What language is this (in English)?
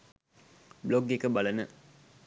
Sinhala